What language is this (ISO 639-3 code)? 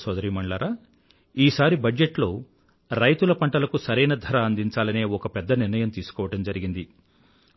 tel